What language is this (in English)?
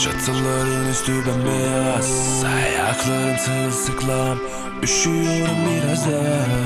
Turkish